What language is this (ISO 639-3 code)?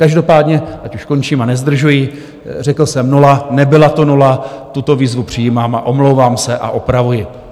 ces